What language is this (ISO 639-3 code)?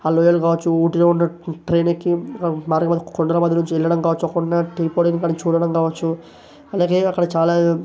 tel